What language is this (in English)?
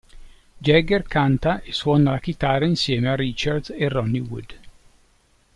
Italian